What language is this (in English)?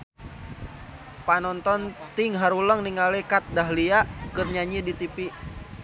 Sundanese